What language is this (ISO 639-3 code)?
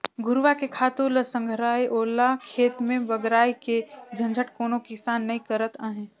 hne